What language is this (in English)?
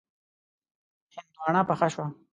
Pashto